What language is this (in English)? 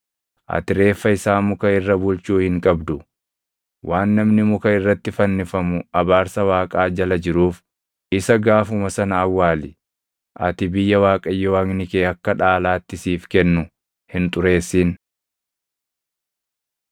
Oromo